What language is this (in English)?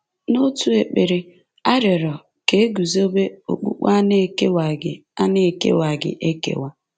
Igbo